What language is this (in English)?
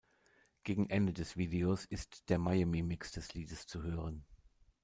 German